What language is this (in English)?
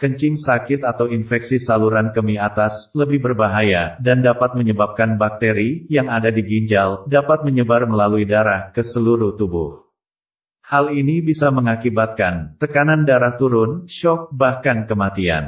Indonesian